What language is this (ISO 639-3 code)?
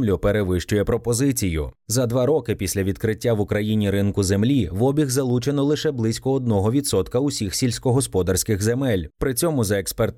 ukr